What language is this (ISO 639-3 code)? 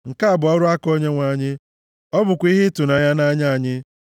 ibo